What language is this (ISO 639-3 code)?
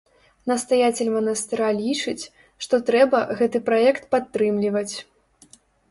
bel